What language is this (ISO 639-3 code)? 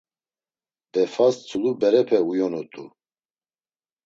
lzz